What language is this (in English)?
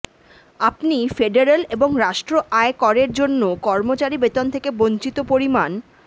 Bangla